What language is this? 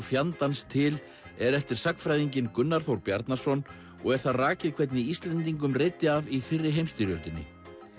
Icelandic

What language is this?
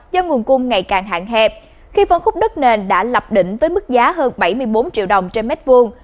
Vietnamese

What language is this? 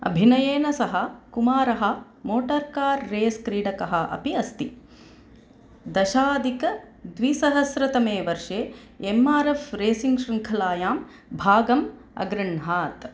Sanskrit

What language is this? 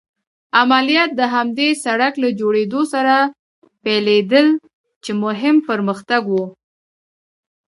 Pashto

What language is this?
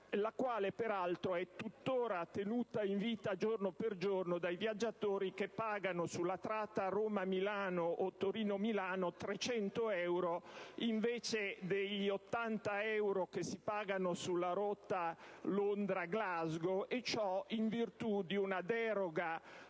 Italian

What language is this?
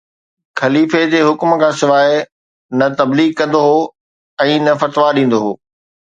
Sindhi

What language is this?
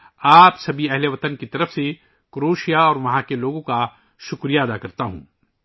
Urdu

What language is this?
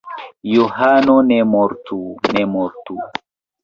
Esperanto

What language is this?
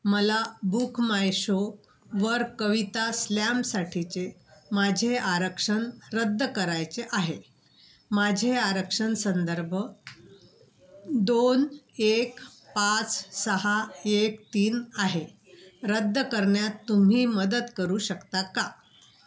Marathi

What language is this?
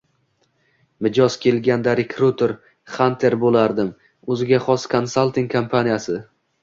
Uzbek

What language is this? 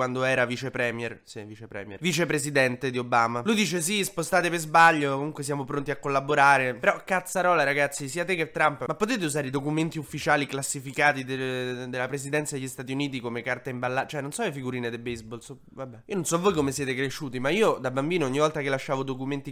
Italian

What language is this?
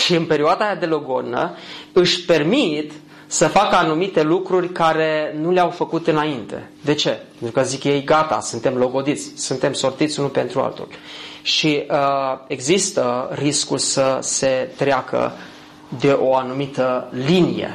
Romanian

